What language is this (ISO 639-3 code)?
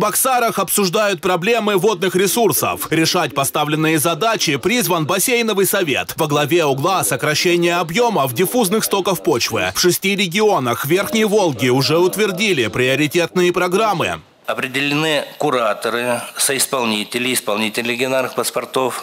rus